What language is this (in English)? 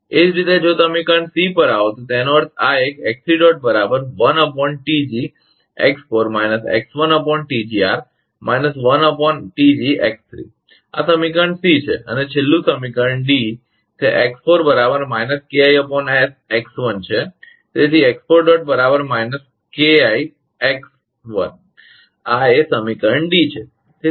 Gujarati